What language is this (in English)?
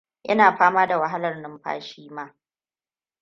Hausa